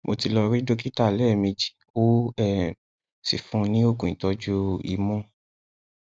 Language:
Yoruba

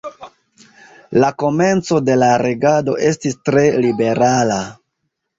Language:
Esperanto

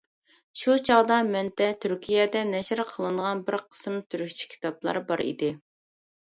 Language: Uyghur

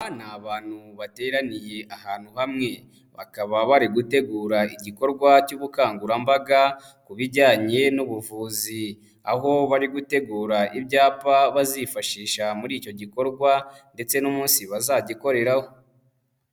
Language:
Kinyarwanda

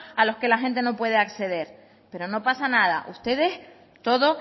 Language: Spanish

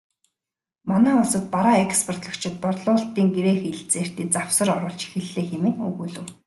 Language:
Mongolian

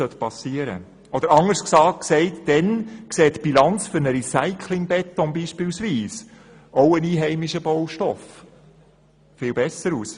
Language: Swiss German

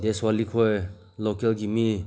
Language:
Manipuri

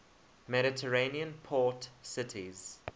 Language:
English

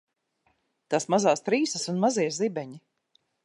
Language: Latvian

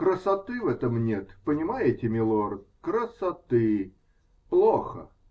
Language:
Russian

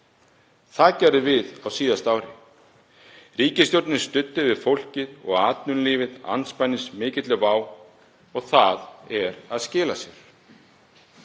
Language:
Icelandic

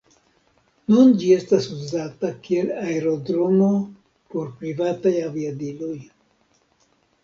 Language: Esperanto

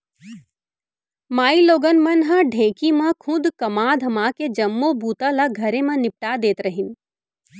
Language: Chhattisgarhi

